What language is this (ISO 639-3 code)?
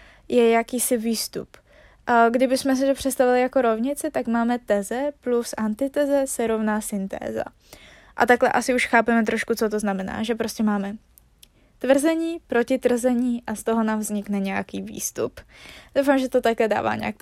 ces